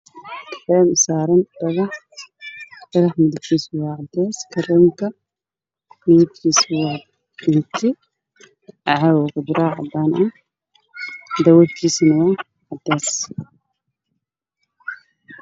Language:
Somali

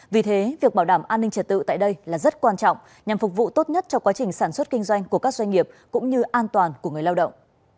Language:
Vietnamese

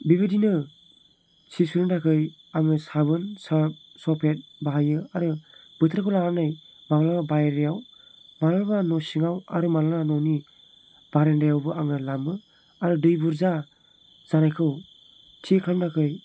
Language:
Bodo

